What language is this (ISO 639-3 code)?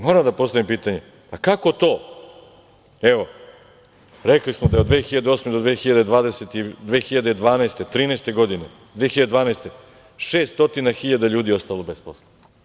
srp